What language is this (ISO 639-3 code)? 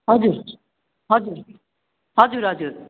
nep